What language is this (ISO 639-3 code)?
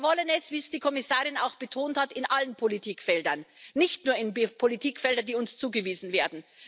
deu